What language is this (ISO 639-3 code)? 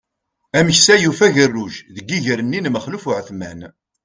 kab